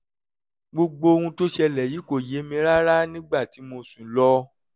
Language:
Yoruba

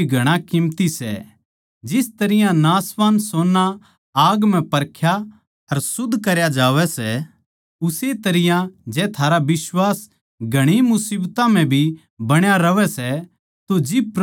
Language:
Haryanvi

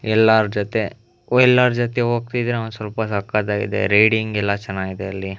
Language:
Kannada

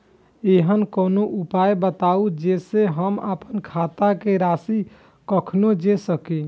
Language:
Maithili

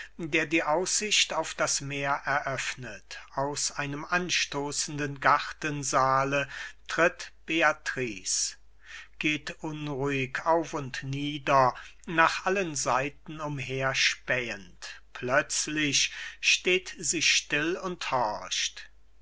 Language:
German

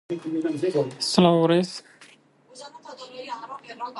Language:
Central Kurdish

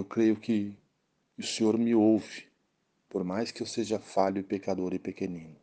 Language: Portuguese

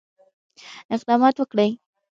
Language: Pashto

